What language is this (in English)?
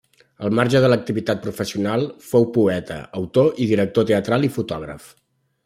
Catalan